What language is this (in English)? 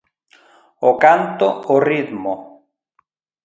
Galician